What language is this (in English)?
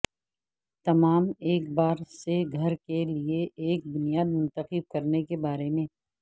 Urdu